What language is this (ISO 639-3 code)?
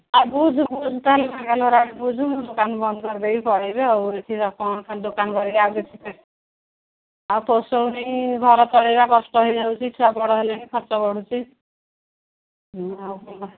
ori